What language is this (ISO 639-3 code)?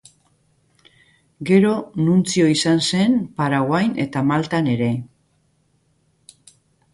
eus